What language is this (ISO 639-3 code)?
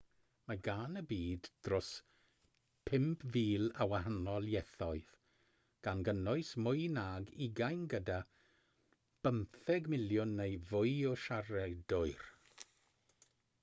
cym